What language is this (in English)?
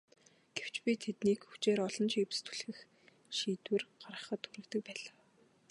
Mongolian